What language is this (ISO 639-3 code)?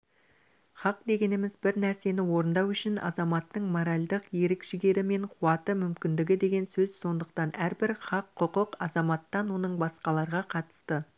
kaz